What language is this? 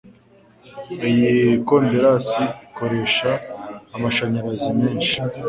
Kinyarwanda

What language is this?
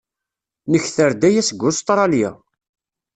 Kabyle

